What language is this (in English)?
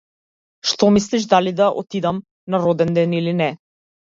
Macedonian